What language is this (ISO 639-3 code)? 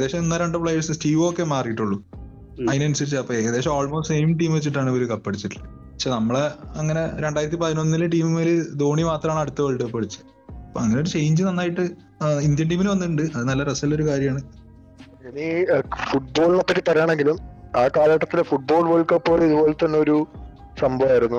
mal